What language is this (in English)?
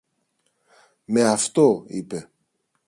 Greek